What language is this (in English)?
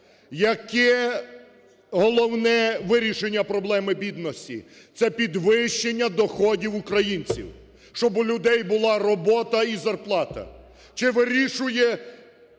Ukrainian